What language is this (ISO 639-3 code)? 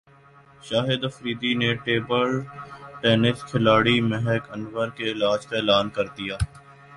urd